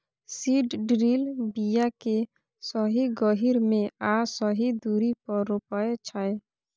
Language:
Maithili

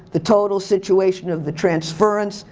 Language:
English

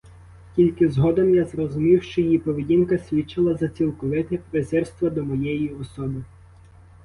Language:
Ukrainian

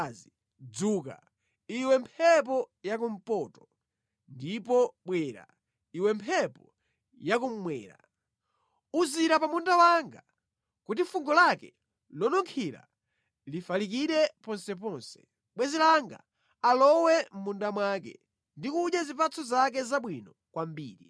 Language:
Nyanja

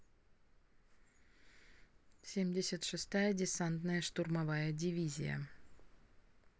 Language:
Russian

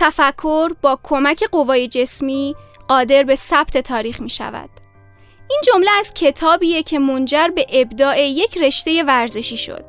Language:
Persian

